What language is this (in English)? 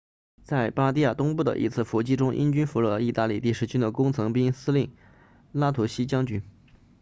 Chinese